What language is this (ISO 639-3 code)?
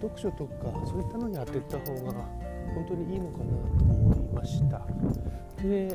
jpn